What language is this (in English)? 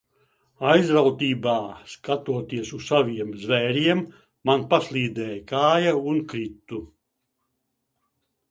Latvian